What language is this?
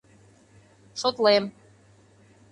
Mari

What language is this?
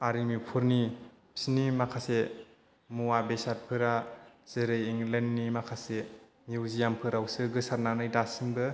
Bodo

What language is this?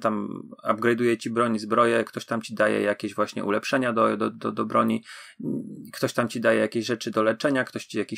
Polish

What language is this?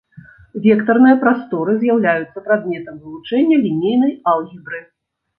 Belarusian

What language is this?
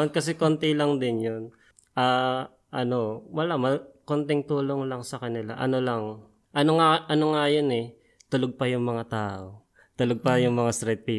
Filipino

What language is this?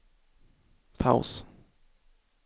Swedish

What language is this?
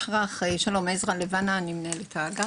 Hebrew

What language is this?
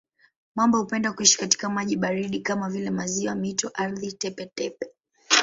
Swahili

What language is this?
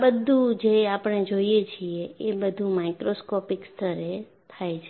Gujarati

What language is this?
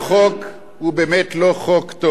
Hebrew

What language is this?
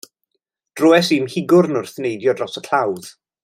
Welsh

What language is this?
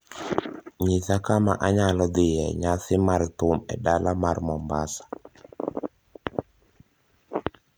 Luo (Kenya and Tanzania)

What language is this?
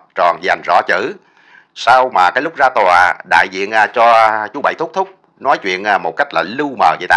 Vietnamese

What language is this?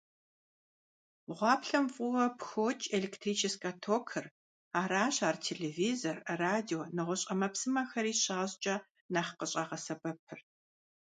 Kabardian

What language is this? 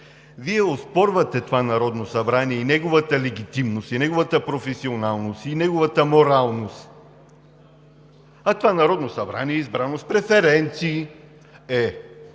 Bulgarian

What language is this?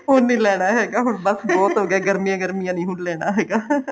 Punjabi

